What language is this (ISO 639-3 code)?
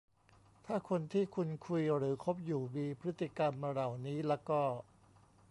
tha